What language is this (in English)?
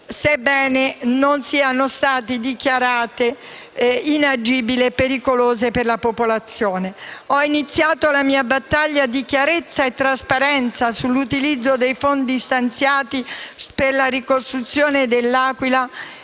Italian